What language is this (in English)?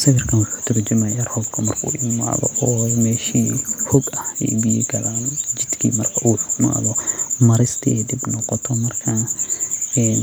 Somali